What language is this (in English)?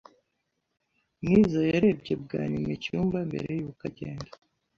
Kinyarwanda